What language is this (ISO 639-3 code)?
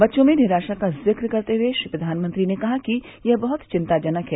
hin